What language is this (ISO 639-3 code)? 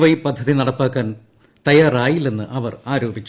mal